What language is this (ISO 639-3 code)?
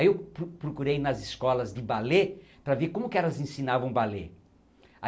por